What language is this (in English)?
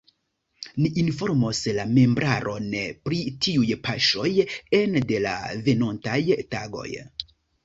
Esperanto